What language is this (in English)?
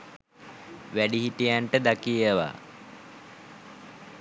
Sinhala